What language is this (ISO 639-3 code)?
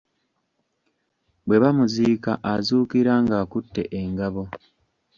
lug